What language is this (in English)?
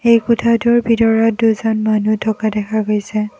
Assamese